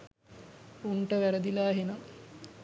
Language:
Sinhala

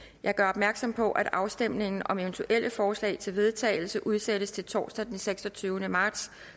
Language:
Danish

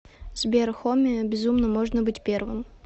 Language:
Russian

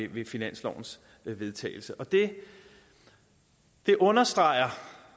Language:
Danish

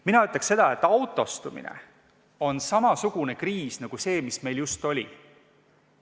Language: Estonian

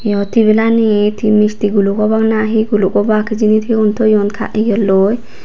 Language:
Chakma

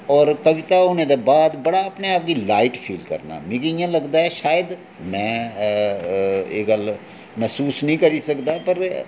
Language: Dogri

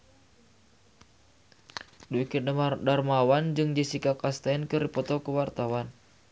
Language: Sundanese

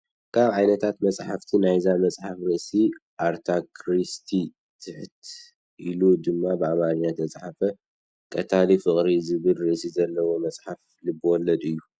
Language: Tigrinya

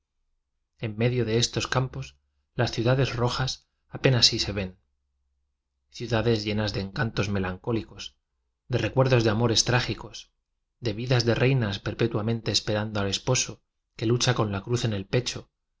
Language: Spanish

